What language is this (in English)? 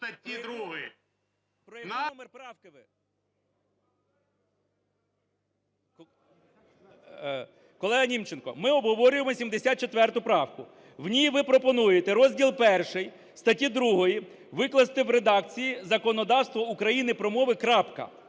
Ukrainian